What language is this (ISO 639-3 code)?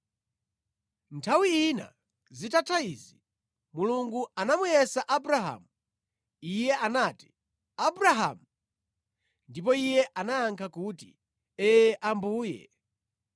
nya